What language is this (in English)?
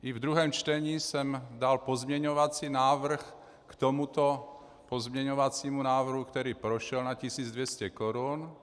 Czech